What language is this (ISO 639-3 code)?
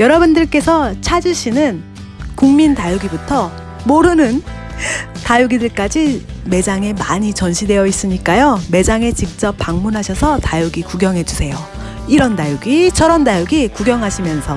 kor